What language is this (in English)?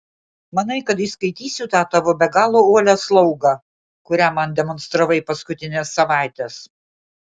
Lithuanian